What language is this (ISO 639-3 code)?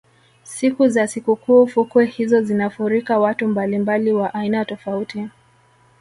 swa